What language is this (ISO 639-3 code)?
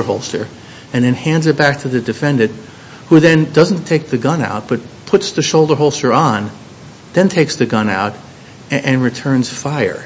eng